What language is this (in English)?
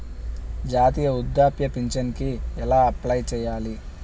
Telugu